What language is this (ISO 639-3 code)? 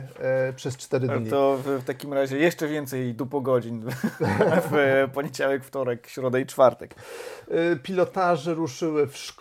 pol